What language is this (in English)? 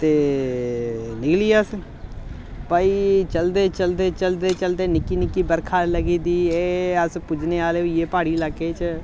Dogri